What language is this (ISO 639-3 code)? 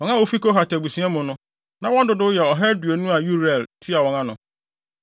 aka